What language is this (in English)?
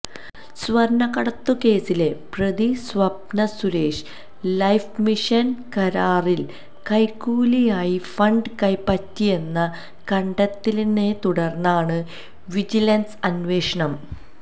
Malayalam